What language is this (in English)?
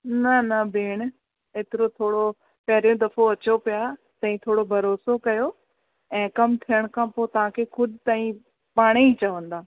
Sindhi